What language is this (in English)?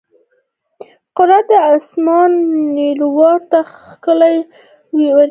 Pashto